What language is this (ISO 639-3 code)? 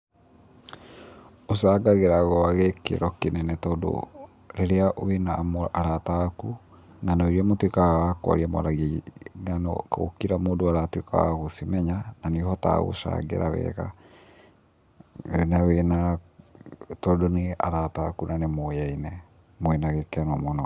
kik